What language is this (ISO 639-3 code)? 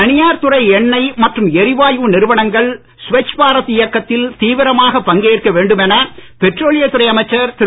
tam